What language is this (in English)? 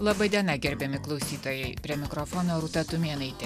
Lithuanian